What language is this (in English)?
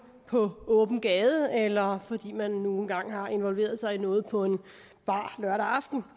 Danish